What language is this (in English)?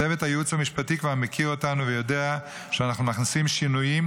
Hebrew